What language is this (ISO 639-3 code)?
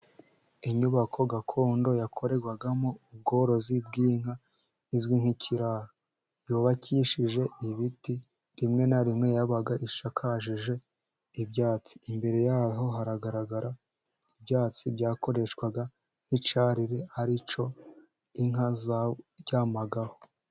kin